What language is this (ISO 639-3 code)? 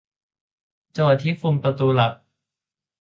tha